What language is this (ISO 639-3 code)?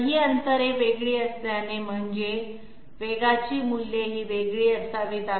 mar